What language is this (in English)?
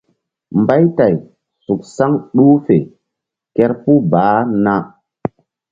Mbum